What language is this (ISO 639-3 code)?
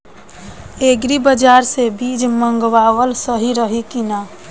bho